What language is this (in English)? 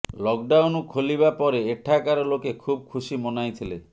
Odia